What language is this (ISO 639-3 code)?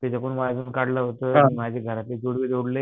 mar